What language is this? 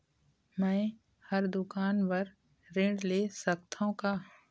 Chhattisgarhi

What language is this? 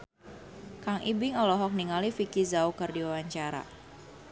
Sundanese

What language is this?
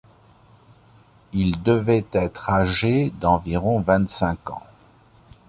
French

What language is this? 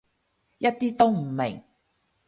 Cantonese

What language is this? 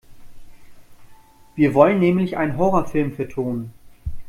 German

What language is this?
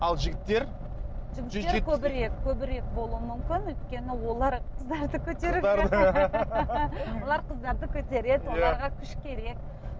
Kazakh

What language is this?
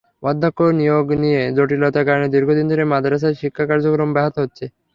Bangla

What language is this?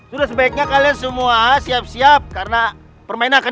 Indonesian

